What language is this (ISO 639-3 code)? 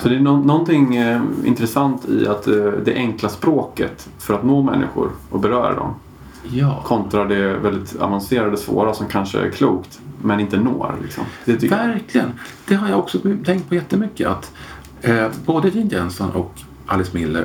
swe